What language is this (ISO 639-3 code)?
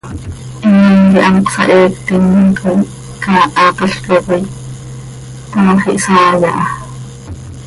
sei